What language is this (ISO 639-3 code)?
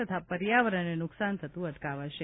guj